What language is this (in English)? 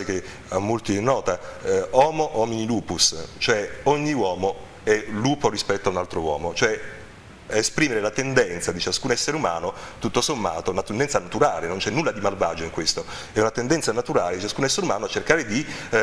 Italian